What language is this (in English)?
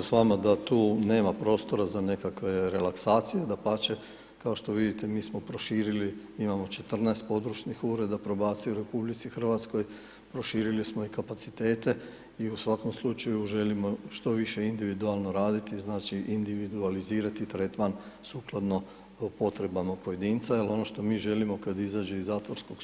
Croatian